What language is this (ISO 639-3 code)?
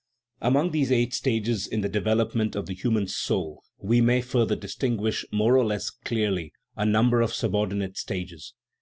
eng